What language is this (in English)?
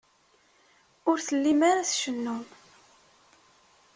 Kabyle